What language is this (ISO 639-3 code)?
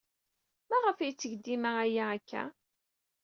kab